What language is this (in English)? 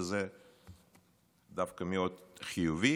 Hebrew